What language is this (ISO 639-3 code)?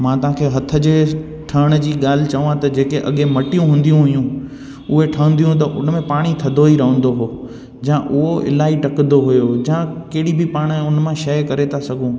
snd